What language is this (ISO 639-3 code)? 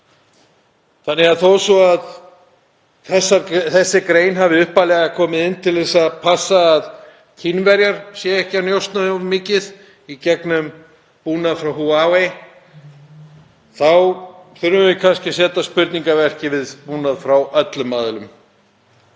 isl